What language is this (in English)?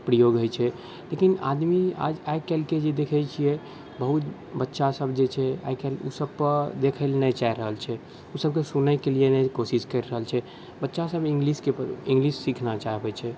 Maithili